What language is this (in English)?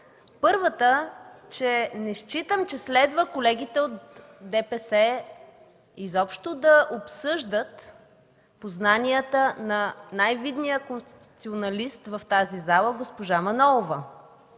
Bulgarian